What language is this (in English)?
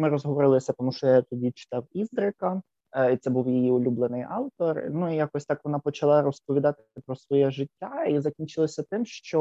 Ukrainian